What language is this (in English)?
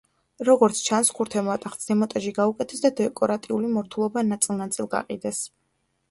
Georgian